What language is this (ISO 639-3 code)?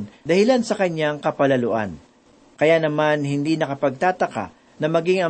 fil